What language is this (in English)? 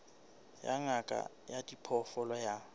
Southern Sotho